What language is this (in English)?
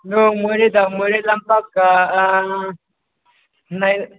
Manipuri